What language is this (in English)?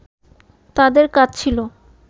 Bangla